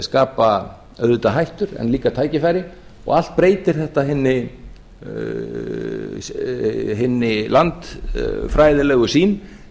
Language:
Icelandic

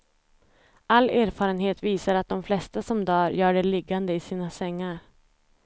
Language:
Swedish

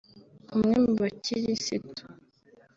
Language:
Kinyarwanda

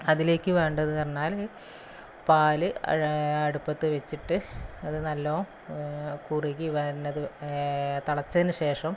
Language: Malayalam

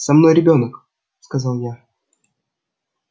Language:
Russian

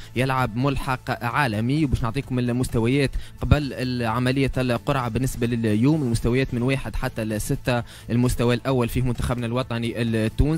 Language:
Arabic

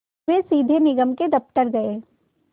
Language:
Hindi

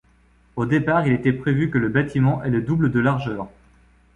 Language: French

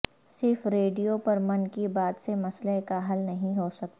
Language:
Urdu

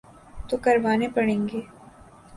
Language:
Urdu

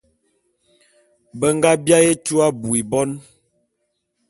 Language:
Bulu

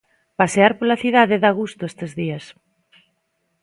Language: Galician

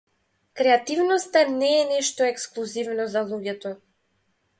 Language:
Macedonian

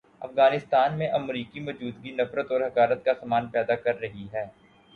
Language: Urdu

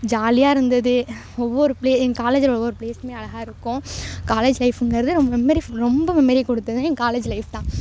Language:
Tamil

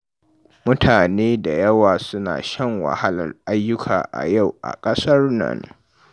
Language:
Hausa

